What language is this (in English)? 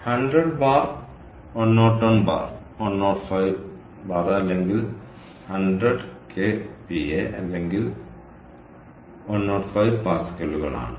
Malayalam